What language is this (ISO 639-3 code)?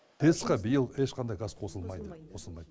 kaz